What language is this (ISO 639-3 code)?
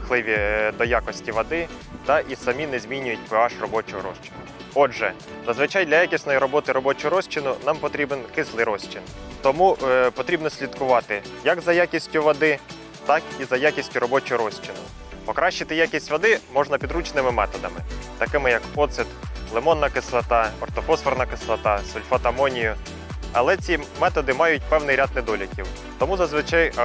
ukr